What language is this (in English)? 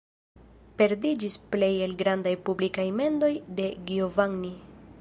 Esperanto